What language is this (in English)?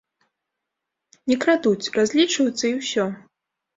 Belarusian